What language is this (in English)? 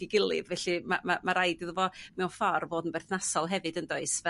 Welsh